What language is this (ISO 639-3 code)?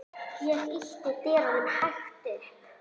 isl